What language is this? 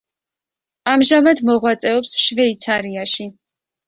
Georgian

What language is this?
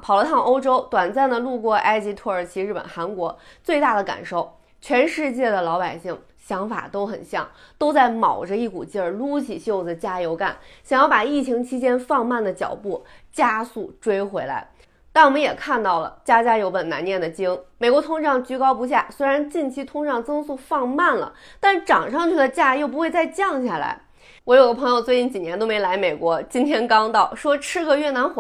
Chinese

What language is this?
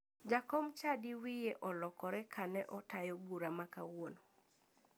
Luo (Kenya and Tanzania)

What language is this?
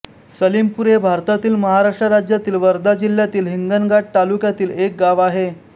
Marathi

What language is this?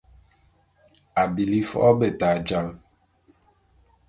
Bulu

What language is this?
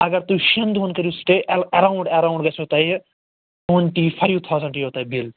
Kashmiri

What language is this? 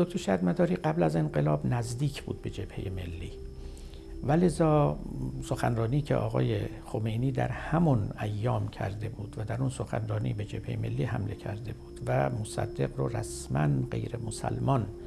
Persian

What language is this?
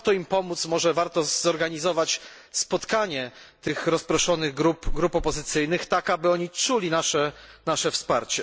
Polish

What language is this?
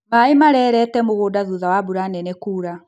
Kikuyu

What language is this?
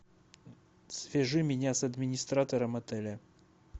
Russian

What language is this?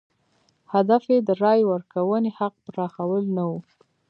Pashto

